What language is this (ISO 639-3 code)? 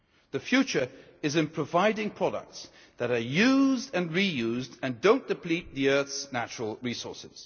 eng